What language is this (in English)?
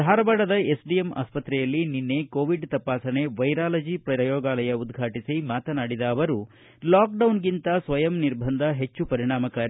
Kannada